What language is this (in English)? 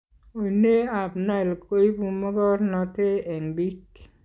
Kalenjin